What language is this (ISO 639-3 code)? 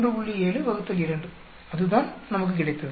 tam